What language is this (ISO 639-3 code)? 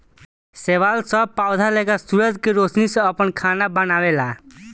bho